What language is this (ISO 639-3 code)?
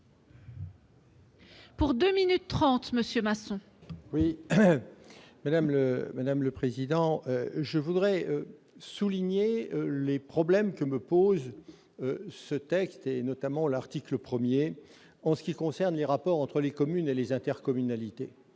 fra